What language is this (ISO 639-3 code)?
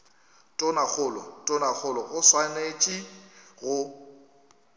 nso